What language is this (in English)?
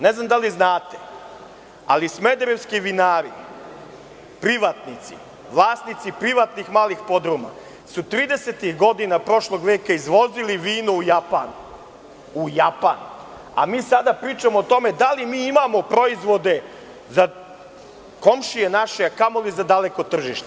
Serbian